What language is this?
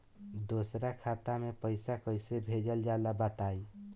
Bhojpuri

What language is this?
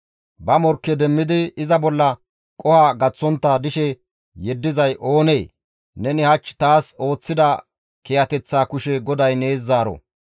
Gamo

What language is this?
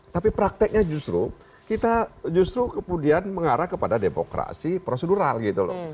Indonesian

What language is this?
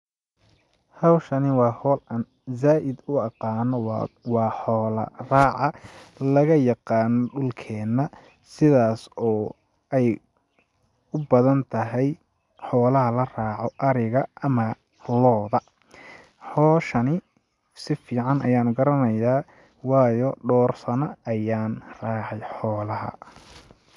Somali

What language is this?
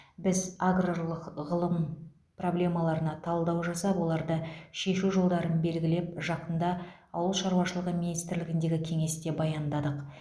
Kazakh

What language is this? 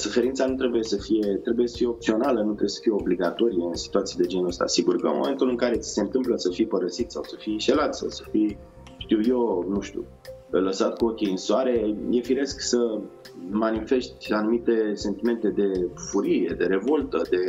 Romanian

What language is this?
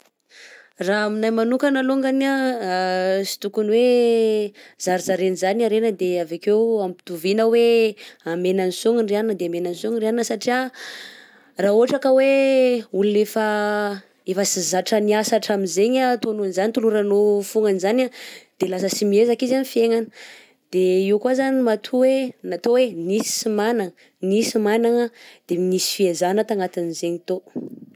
Southern Betsimisaraka Malagasy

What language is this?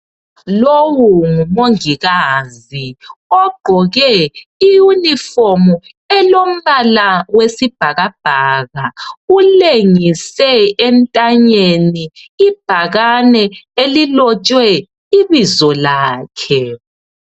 North Ndebele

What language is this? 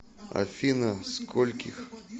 Russian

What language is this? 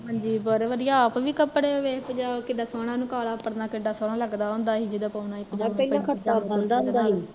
Punjabi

